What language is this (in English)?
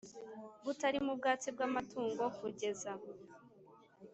Kinyarwanda